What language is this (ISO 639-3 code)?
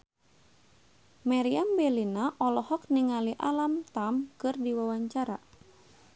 sun